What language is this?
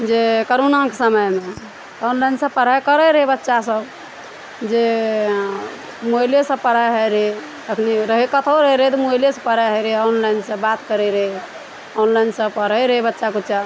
Maithili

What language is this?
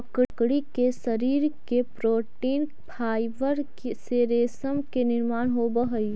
Magahi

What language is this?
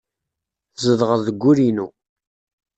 Kabyle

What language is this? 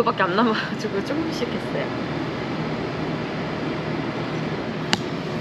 Korean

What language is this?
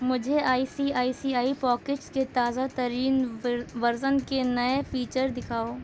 Urdu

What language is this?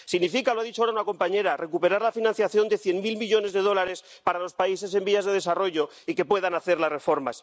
Spanish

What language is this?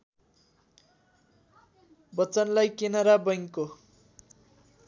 Nepali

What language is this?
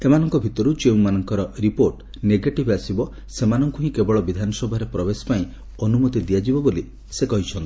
Odia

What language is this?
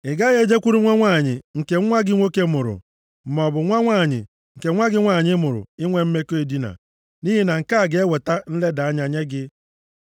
Igbo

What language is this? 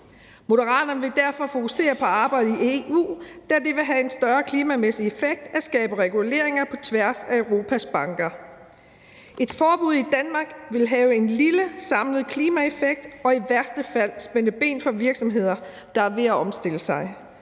Danish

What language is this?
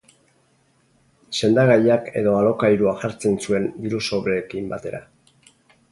Basque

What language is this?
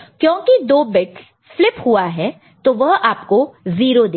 Hindi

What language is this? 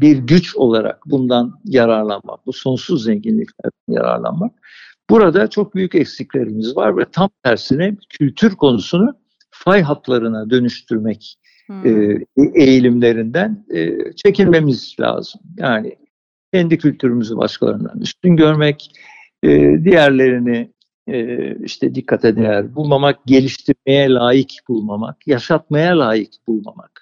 Turkish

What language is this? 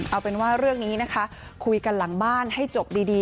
Thai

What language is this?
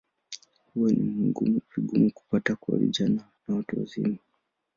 Swahili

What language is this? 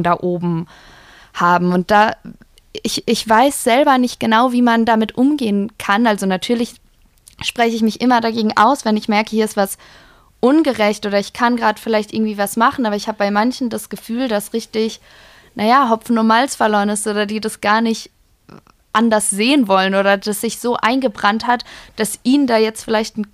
German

